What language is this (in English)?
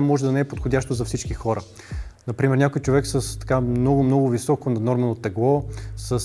Bulgarian